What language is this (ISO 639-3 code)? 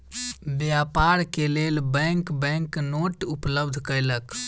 mai